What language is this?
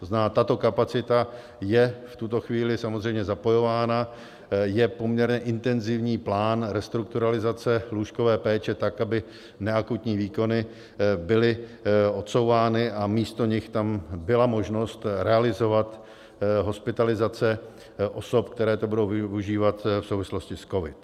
Czech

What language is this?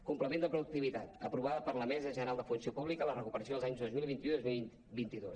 Catalan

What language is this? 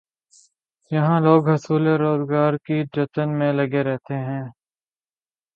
Urdu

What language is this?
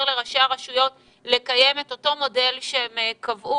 Hebrew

